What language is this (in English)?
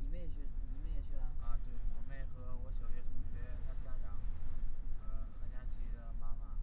Chinese